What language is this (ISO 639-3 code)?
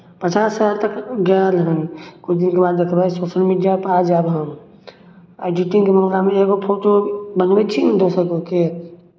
mai